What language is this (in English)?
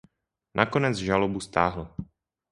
Czech